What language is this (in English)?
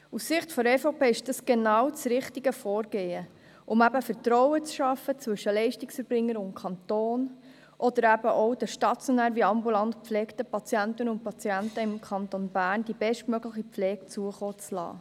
Swiss German